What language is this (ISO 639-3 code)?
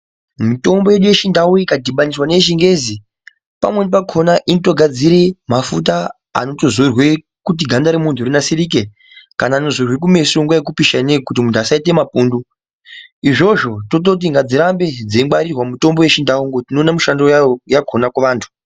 ndc